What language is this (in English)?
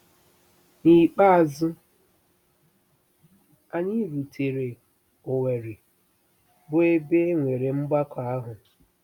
Igbo